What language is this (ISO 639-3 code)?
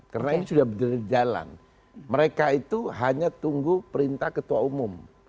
ind